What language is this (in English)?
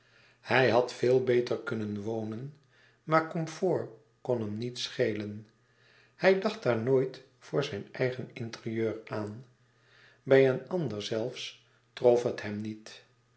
Dutch